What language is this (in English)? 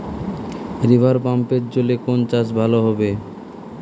Bangla